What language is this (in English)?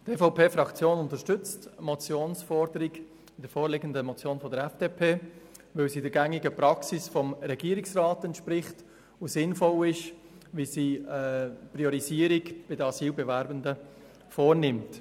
Swiss German